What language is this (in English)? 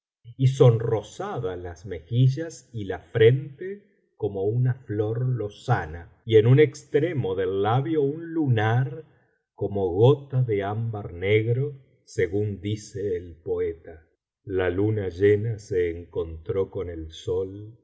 Spanish